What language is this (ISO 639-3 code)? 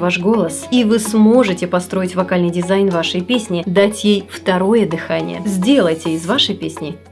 rus